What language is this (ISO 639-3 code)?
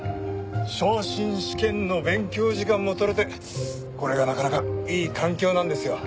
jpn